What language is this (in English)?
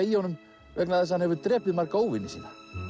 Icelandic